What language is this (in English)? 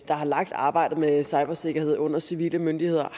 Danish